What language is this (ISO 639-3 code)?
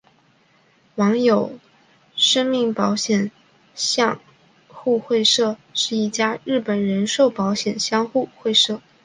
zho